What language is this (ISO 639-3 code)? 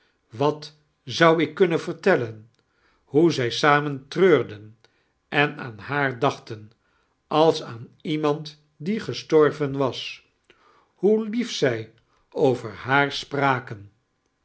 nld